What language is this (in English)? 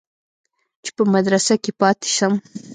Pashto